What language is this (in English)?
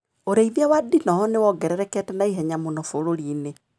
Kikuyu